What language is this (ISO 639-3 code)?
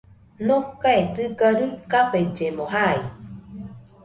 hux